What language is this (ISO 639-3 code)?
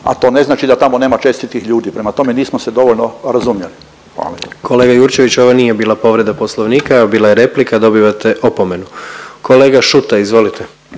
hrv